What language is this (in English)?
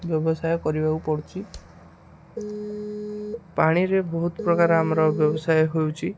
Odia